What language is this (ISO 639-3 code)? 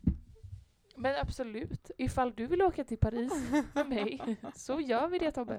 swe